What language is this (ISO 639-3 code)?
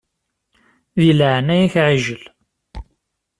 kab